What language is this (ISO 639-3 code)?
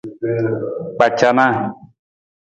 nmz